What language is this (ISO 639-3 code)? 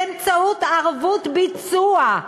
heb